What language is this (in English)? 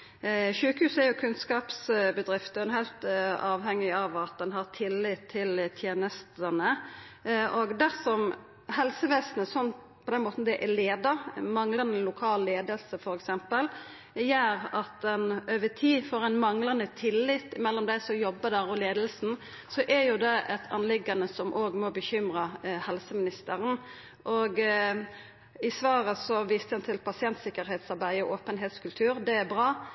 Norwegian Nynorsk